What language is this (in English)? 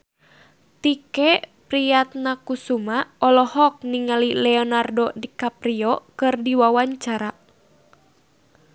Sundanese